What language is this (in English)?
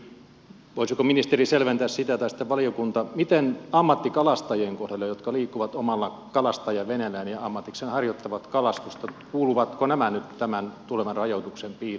Finnish